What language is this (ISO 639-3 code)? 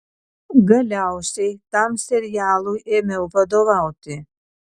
lit